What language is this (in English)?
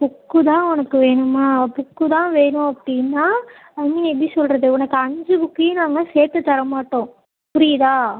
Tamil